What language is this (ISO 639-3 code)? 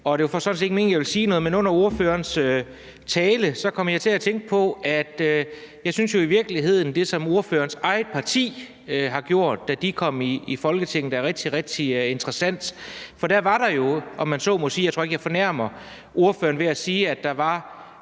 dan